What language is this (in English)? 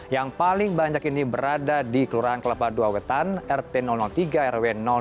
Indonesian